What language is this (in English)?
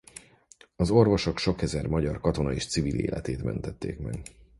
Hungarian